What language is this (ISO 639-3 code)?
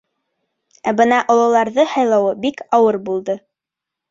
bak